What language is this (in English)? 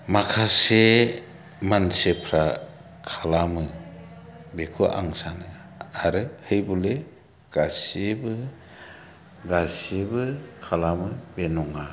Bodo